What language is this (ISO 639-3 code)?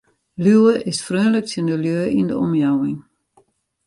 fry